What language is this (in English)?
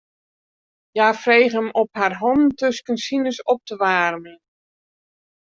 Western Frisian